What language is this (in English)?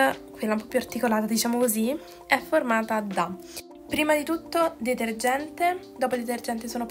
Italian